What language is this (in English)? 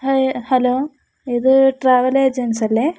Malayalam